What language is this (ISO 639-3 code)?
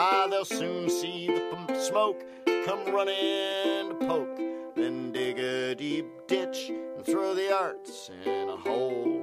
eng